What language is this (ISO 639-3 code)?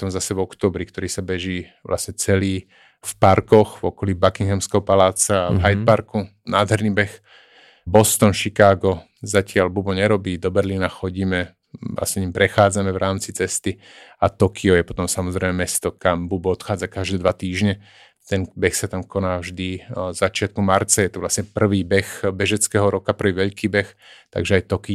slk